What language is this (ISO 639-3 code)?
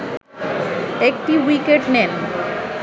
ben